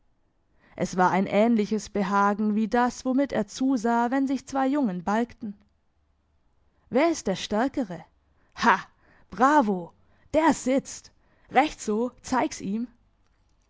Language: German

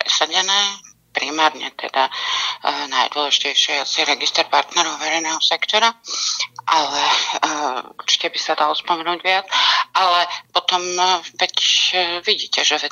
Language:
Slovak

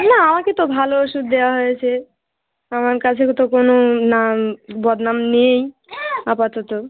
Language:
Bangla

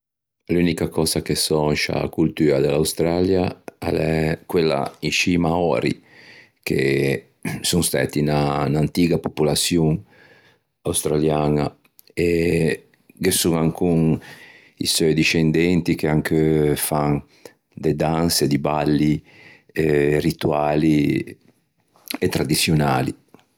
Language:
Ligurian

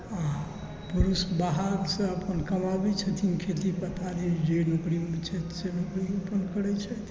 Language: Maithili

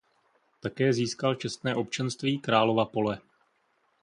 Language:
Czech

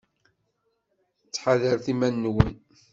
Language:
Kabyle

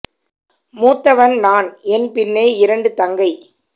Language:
Tamil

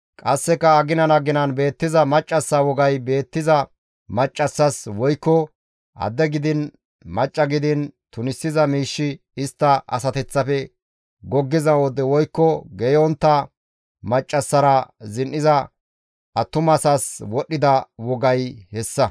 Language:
Gamo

